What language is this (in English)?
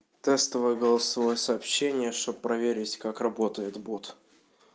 Russian